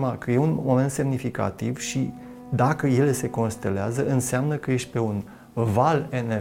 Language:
Romanian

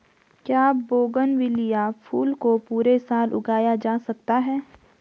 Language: Hindi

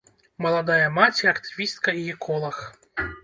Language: Belarusian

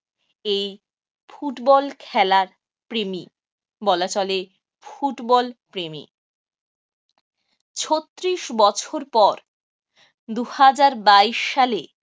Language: Bangla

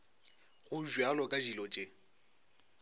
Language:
Northern Sotho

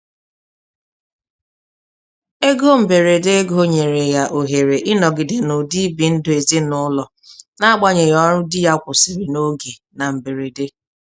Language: Igbo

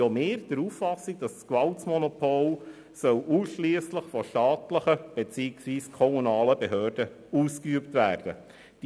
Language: Swiss German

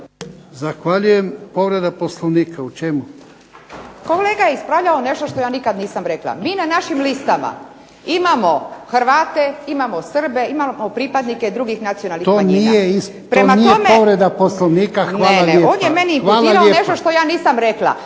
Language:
Croatian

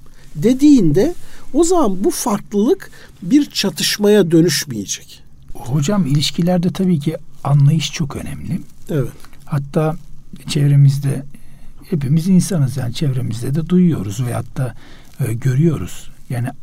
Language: Turkish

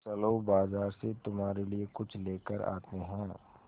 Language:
Hindi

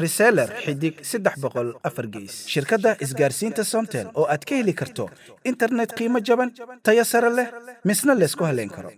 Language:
Arabic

